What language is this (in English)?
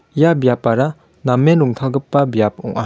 Garo